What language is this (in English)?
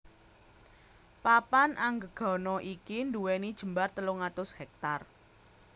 Javanese